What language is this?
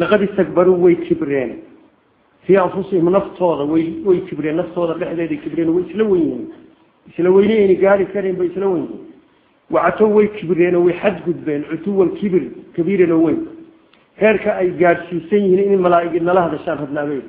Arabic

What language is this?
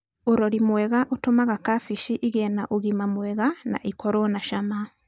Kikuyu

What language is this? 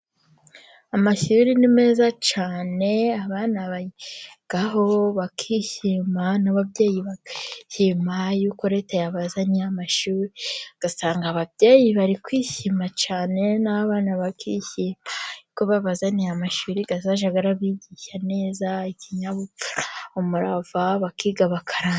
Kinyarwanda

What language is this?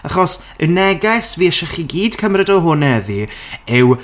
Welsh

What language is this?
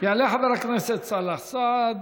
Hebrew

